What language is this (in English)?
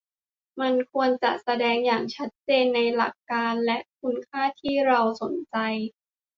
Thai